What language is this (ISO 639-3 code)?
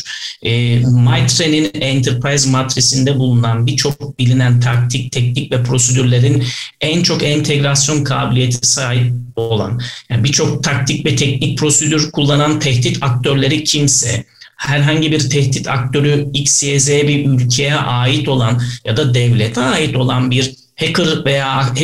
tur